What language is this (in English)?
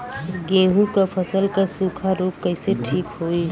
Bhojpuri